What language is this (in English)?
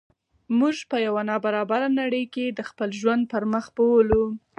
Pashto